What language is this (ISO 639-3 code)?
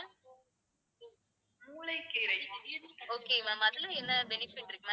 tam